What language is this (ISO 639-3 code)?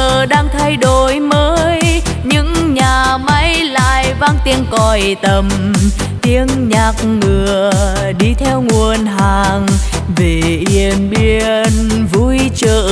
vie